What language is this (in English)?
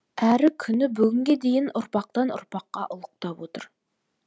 Kazakh